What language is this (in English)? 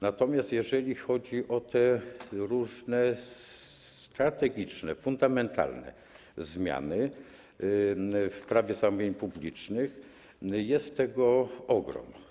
Polish